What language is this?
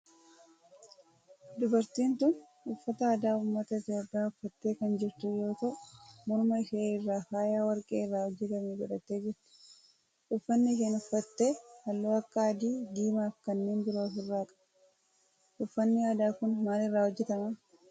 Oromo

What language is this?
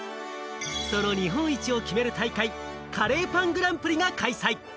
Japanese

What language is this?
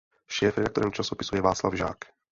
Czech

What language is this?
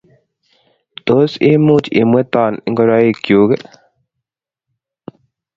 Kalenjin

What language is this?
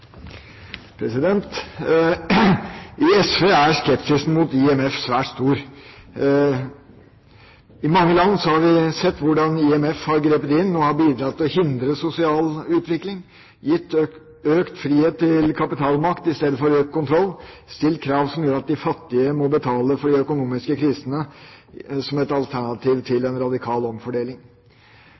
Norwegian Bokmål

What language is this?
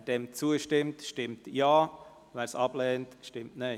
Swiss German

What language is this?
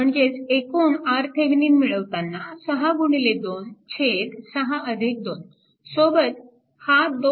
Marathi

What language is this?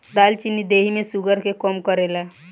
Bhojpuri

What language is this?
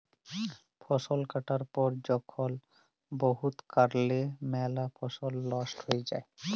Bangla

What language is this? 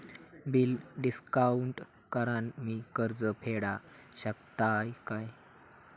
Marathi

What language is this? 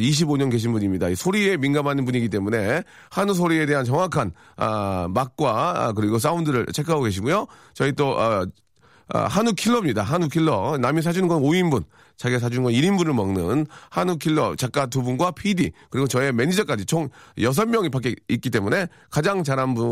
Korean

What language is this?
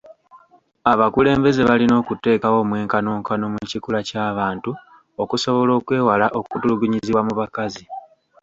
Ganda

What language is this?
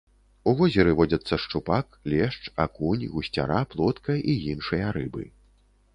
Belarusian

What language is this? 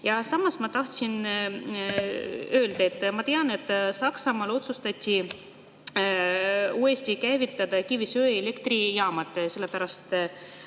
Estonian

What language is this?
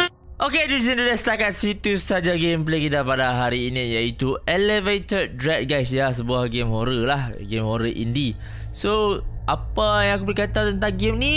Malay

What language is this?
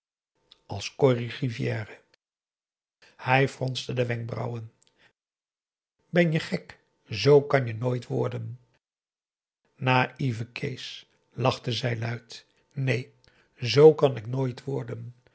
Dutch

